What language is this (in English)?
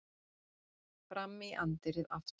Icelandic